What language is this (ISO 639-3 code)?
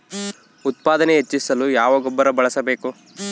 kan